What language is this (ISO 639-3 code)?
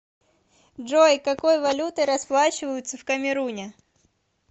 rus